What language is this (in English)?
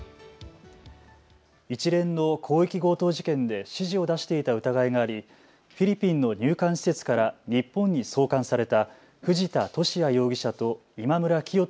Japanese